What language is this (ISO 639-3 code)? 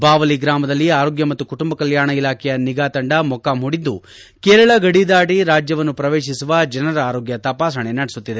kan